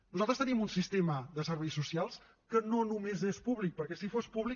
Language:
Catalan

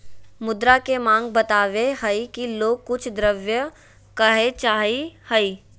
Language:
Magahi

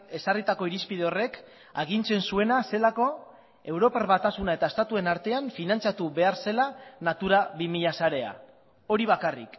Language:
Basque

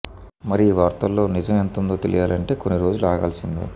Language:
Telugu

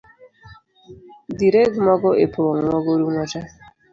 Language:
Luo (Kenya and Tanzania)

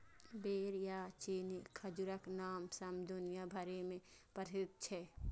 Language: Maithili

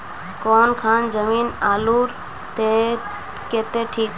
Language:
Magahi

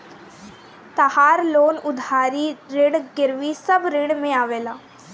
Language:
Bhojpuri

